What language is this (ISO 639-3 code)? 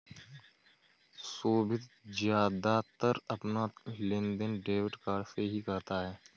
hin